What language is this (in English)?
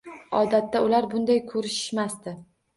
Uzbek